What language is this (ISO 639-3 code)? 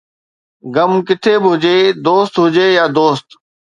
snd